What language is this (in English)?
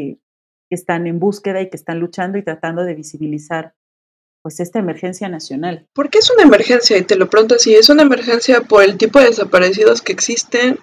Spanish